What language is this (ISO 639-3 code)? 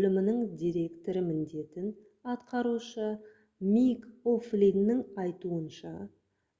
kaz